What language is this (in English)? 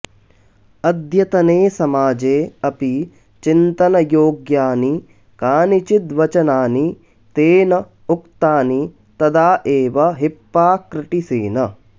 Sanskrit